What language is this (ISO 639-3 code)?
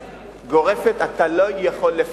heb